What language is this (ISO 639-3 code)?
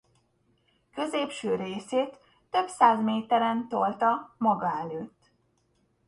hun